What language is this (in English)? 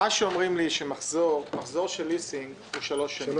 Hebrew